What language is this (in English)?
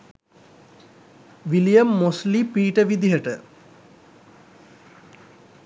Sinhala